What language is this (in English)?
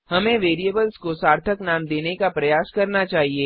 Hindi